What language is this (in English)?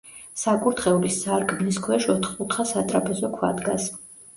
Georgian